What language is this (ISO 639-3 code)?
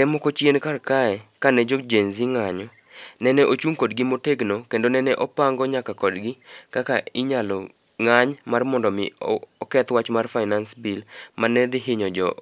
luo